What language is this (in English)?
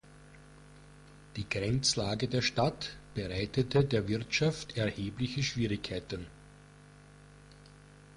German